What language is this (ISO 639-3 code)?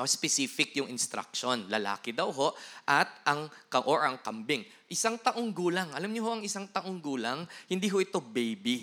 fil